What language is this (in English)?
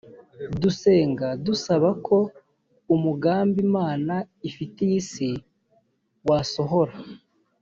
Kinyarwanda